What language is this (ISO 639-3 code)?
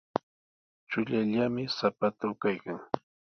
qws